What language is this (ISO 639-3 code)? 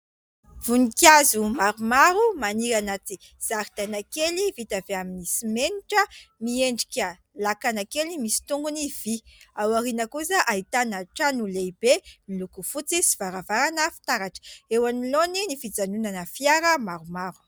mlg